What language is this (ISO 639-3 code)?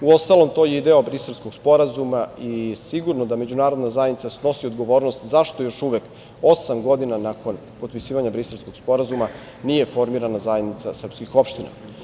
srp